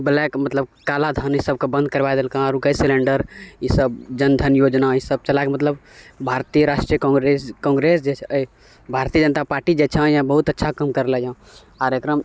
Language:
Maithili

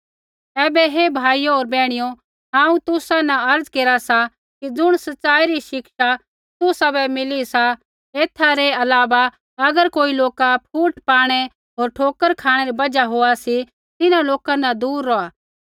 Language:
Kullu Pahari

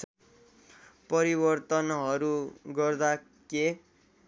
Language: Nepali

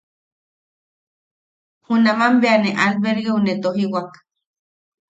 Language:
Yaqui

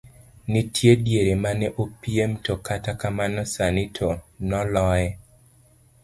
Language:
Luo (Kenya and Tanzania)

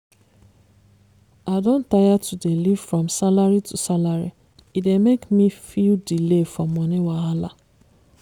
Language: Nigerian Pidgin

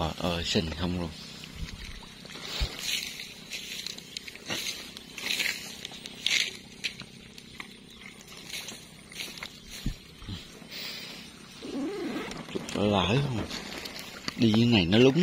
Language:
Vietnamese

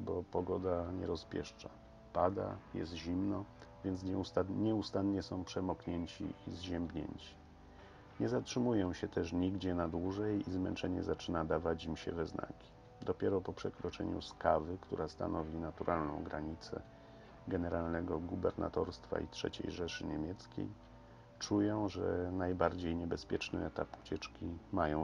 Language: Polish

